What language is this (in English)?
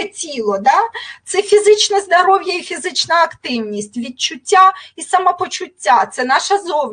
Ukrainian